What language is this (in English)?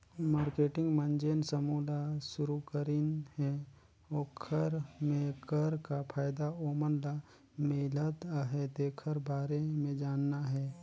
Chhattisgarhi